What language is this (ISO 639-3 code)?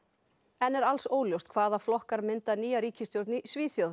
isl